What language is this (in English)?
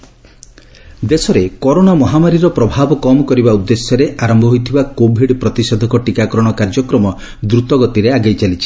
Odia